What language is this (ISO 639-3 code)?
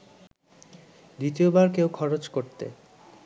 ben